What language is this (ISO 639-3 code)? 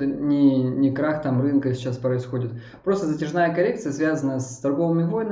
rus